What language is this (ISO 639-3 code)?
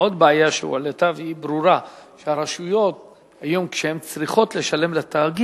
heb